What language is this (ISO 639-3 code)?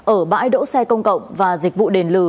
vie